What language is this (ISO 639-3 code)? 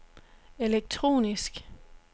dan